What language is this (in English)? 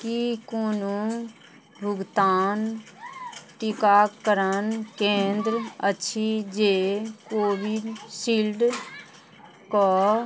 Maithili